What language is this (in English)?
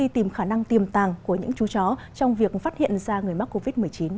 Vietnamese